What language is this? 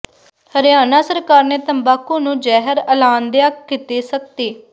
Punjabi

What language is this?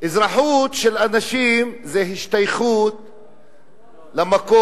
Hebrew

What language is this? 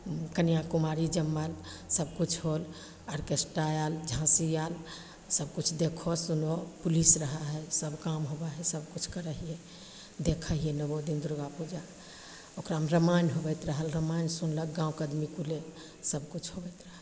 Maithili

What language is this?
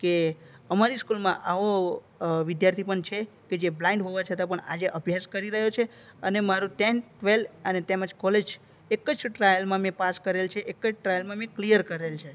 Gujarati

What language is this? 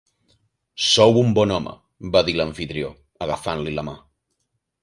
Catalan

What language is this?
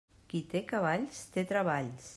Catalan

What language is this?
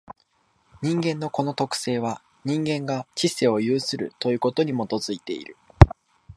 Japanese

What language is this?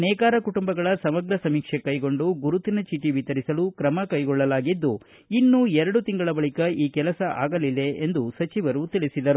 Kannada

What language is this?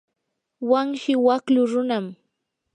Yanahuanca Pasco Quechua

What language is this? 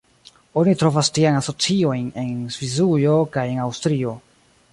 Esperanto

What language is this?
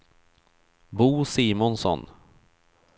Swedish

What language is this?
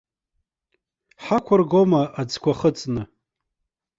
Abkhazian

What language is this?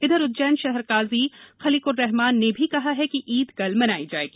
Hindi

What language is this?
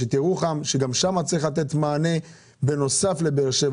Hebrew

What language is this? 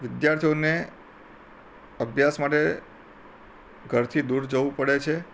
Gujarati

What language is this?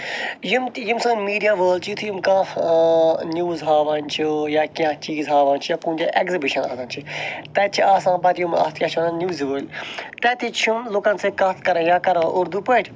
Kashmiri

